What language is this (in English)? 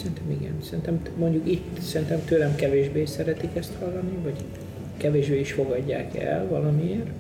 Hungarian